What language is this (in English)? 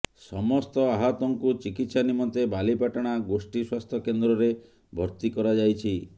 Odia